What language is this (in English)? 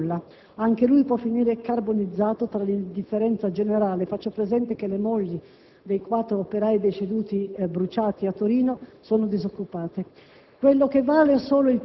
Italian